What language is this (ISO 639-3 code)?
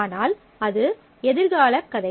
tam